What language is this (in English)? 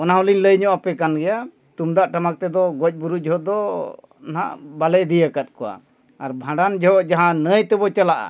Santali